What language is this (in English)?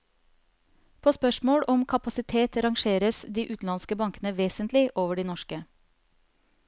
Norwegian